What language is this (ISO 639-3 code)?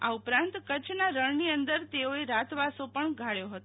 guj